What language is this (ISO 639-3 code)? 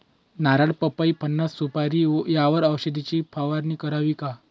mar